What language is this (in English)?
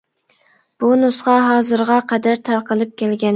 Uyghur